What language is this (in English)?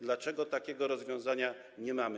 Polish